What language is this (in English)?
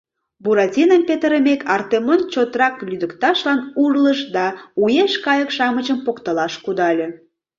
Mari